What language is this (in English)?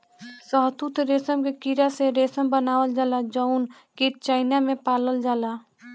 Bhojpuri